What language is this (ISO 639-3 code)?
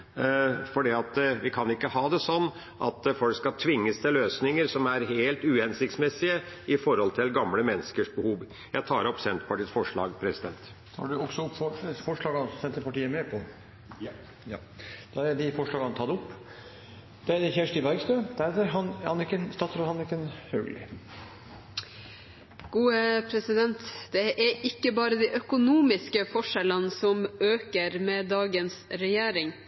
nob